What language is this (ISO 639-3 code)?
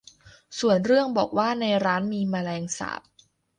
tha